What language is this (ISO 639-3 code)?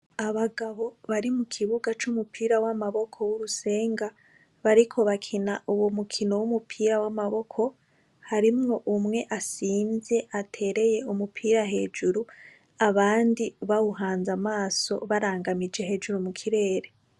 run